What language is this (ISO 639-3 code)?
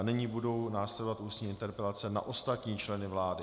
ces